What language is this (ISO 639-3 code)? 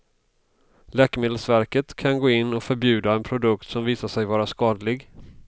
swe